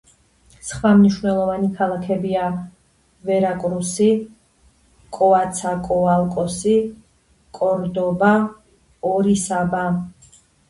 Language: Georgian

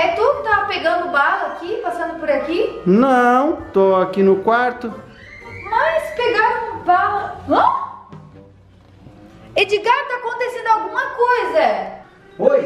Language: Portuguese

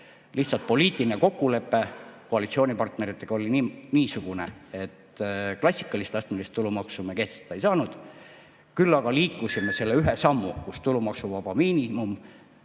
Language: Estonian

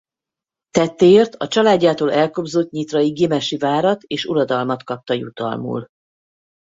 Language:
Hungarian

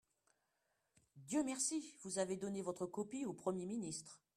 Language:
French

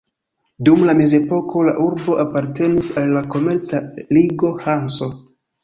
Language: Esperanto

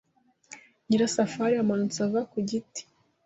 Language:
Kinyarwanda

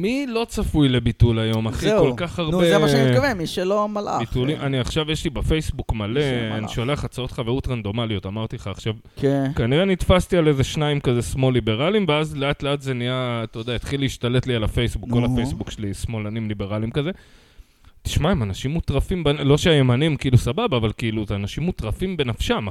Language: Hebrew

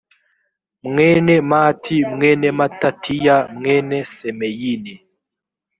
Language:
Kinyarwanda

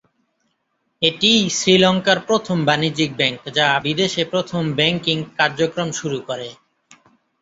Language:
Bangla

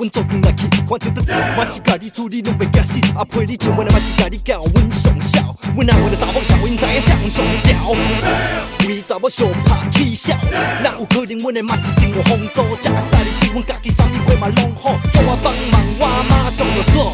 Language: Chinese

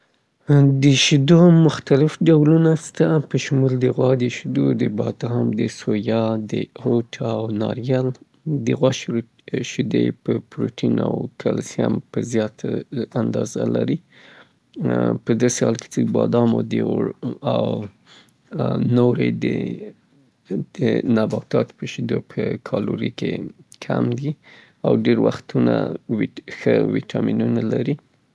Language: Southern Pashto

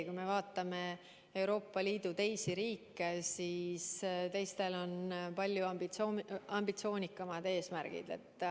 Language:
Estonian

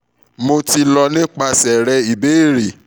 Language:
Yoruba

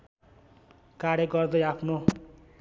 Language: Nepali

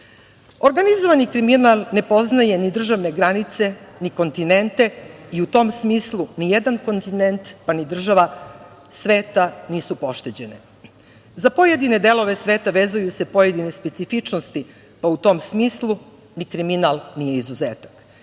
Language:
Serbian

